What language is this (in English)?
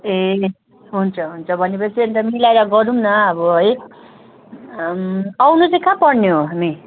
Nepali